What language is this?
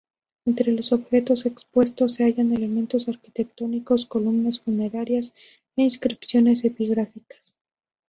Spanish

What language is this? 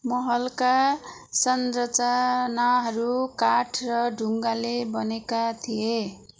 Nepali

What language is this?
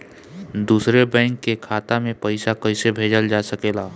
Bhojpuri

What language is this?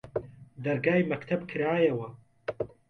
Central Kurdish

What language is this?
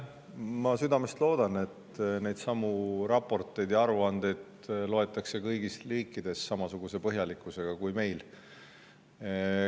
Estonian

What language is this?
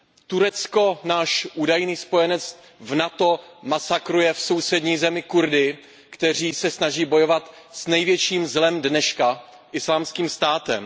Czech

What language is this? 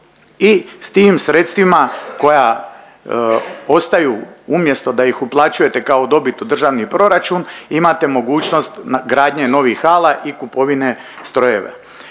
Croatian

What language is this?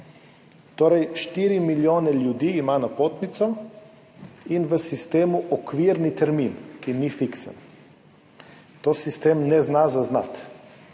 Slovenian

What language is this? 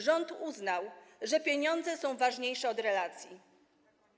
Polish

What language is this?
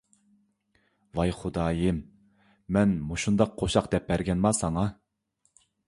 Uyghur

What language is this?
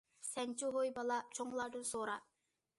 Uyghur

